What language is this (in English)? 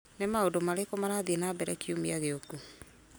Kikuyu